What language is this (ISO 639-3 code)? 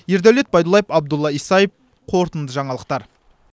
kaz